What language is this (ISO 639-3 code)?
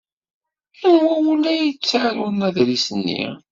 kab